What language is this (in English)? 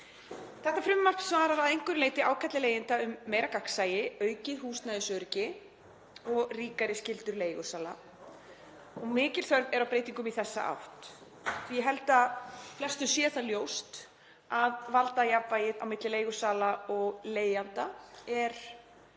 Icelandic